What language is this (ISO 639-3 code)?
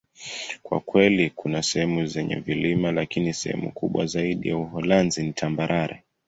swa